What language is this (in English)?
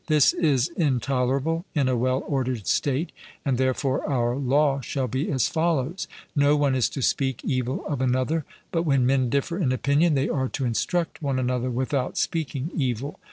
English